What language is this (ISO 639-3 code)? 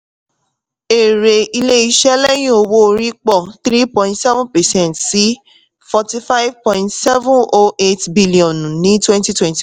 yor